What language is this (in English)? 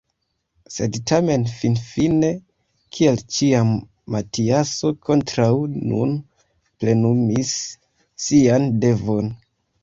Esperanto